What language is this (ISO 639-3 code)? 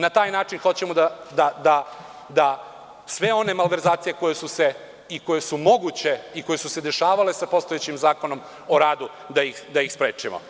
srp